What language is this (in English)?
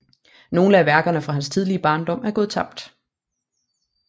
Danish